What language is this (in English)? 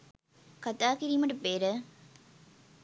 Sinhala